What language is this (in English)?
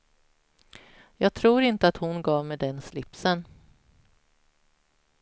Swedish